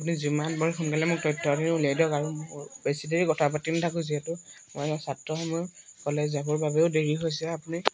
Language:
Assamese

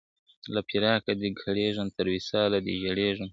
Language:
Pashto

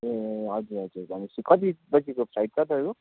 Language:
Nepali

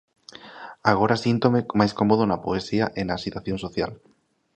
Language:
Galician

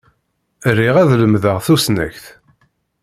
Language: Kabyle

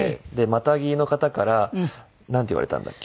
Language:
Japanese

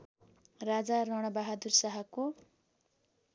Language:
Nepali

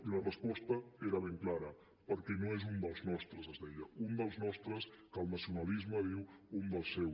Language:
Catalan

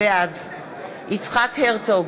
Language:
Hebrew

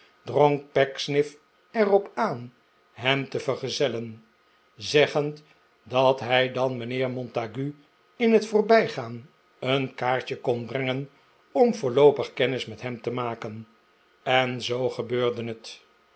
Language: Dutch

